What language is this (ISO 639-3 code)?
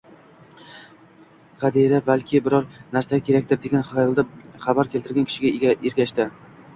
uzb